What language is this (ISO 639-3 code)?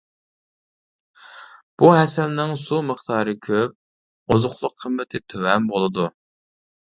uig